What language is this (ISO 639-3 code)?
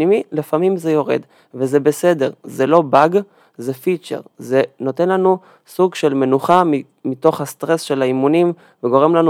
heb